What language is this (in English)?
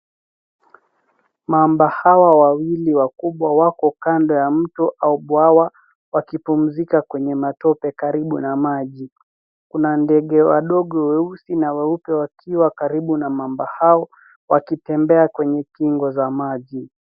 Swahili